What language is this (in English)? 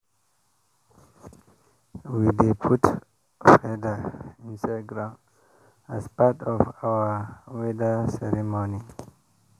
Nigerian Pidgin